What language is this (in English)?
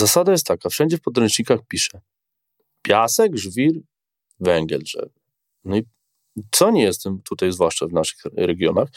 Polish